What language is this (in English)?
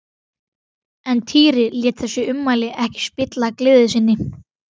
Icelandic